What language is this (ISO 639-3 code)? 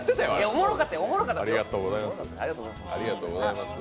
jpn